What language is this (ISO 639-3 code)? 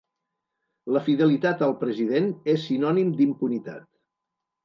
cat